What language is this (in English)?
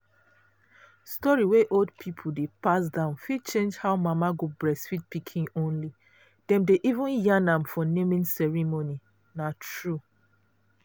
Nigerian Pidgin